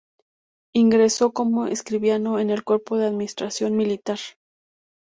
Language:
Spanish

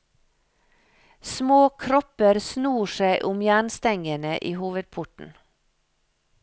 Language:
Norwegian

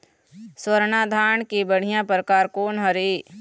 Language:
Chhattisgarhi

